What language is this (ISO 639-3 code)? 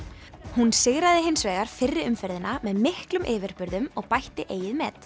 isl